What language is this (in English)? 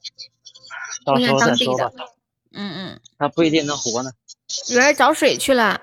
Chinese